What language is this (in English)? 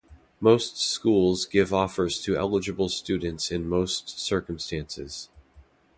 English